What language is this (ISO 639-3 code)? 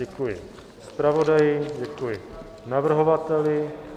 ces